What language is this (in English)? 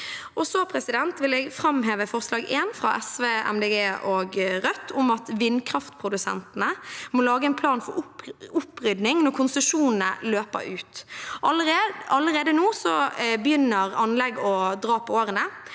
Norwegian